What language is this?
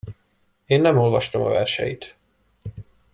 Hungarian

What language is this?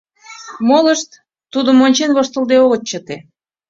Mari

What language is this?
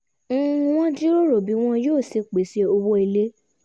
Yoruba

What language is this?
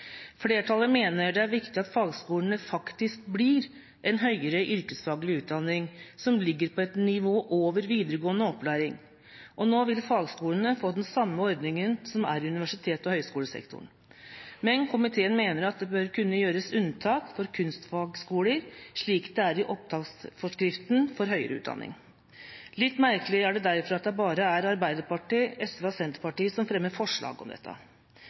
Norwegian Bokmål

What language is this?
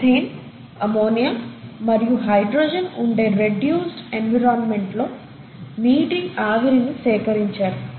Telugu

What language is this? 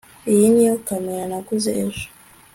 Kinyarwanda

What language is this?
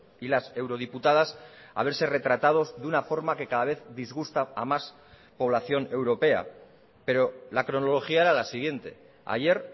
Spanish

